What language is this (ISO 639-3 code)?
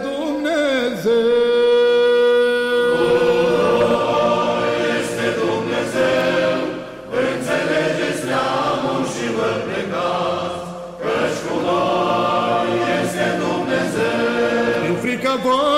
ron